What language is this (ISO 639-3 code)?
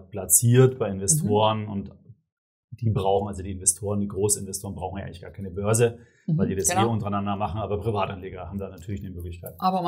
deu